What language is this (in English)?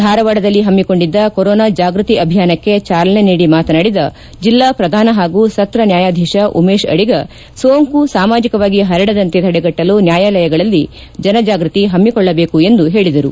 Kannada